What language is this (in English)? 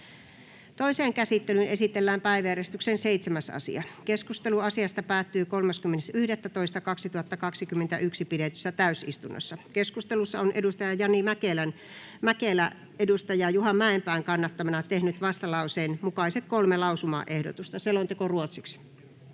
Finnish